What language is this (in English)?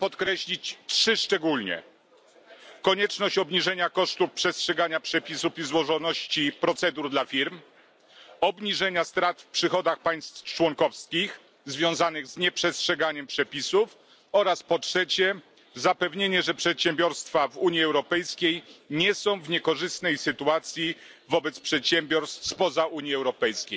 Polish